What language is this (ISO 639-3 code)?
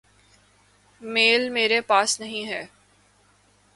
urd